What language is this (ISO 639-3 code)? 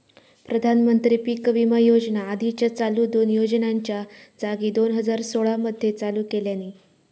mar